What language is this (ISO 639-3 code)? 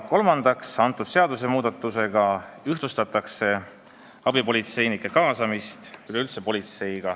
est